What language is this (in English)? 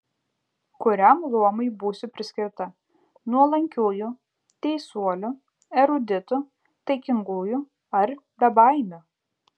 Lithuanian